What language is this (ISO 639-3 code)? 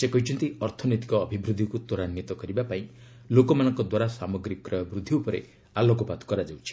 ori